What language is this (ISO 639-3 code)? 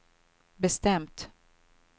swe